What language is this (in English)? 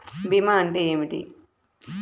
Telugu